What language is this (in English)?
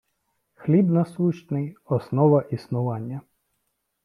Ukrainian